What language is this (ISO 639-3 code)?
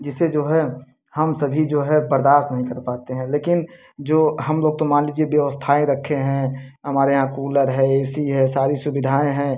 hin